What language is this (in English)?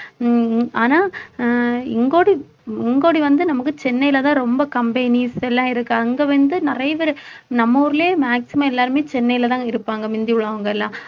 Tamil